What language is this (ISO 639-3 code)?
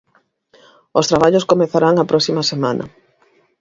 glg